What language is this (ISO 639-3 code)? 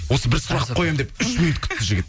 kaz